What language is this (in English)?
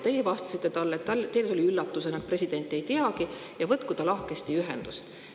Estonian